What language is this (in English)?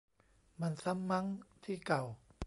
Thai